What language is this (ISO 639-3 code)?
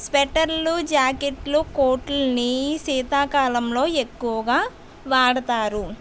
tel